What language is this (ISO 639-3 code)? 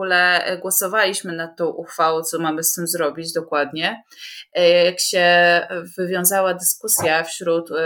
pol